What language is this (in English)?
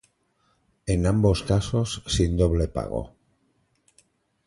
Spanish